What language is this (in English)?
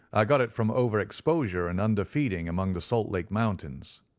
English